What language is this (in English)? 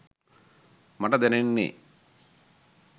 Sinhala